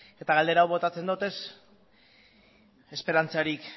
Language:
Basque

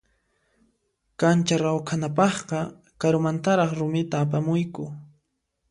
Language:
Puno Quechua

